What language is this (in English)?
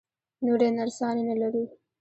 Pashto